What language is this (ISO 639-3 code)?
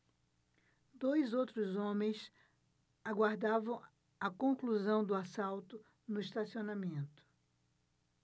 por